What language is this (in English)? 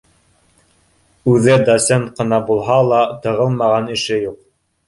Bashkir